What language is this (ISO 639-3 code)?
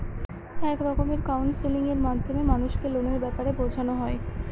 ben